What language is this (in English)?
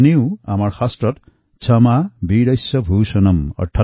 Assamese